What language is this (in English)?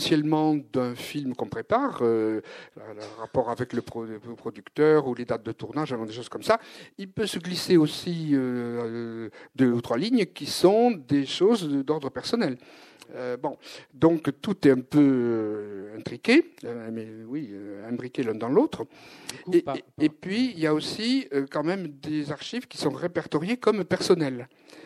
French